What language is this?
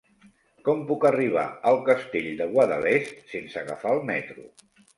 Catalan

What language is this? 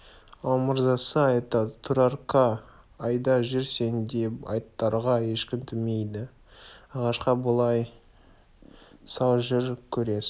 Kazakh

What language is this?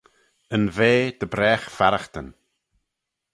Manx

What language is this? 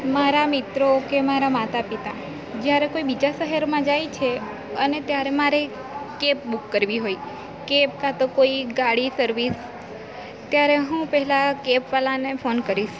Gujarati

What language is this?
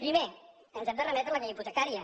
Catalan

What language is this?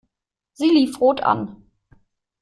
German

